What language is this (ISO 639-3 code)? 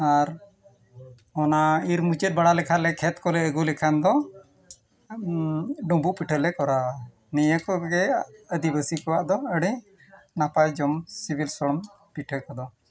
sat